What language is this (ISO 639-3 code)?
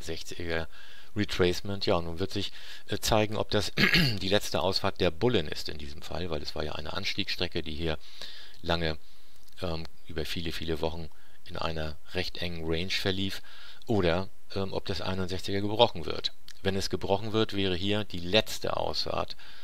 deu